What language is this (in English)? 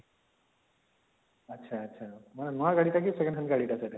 Odia